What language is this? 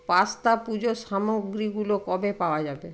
Bangla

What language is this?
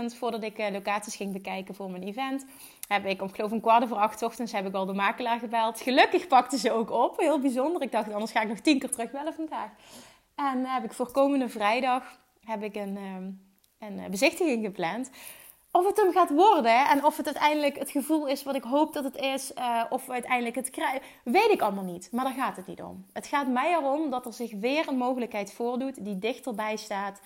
Dutch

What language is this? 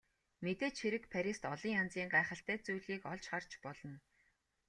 Mongolian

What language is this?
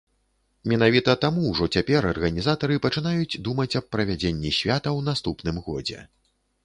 Belarusian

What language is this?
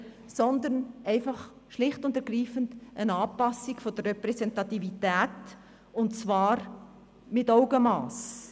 Swiss German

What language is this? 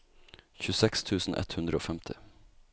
Norwegian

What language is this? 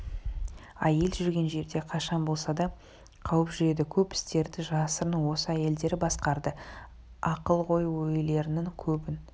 Kazakh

